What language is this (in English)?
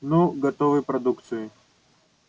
Russian